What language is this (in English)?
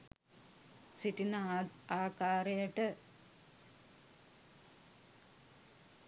Sinhala